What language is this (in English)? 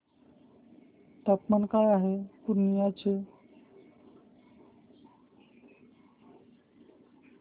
Marathi